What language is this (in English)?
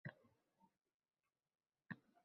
Uzbek